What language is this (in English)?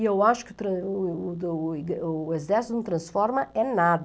Portuguese